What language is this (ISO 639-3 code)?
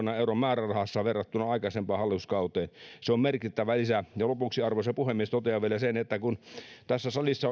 fin